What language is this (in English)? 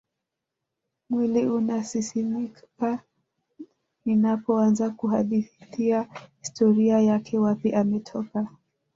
Swahili